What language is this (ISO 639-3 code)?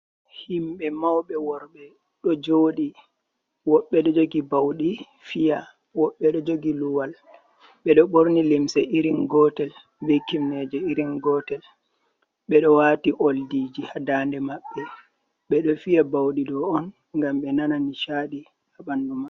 ful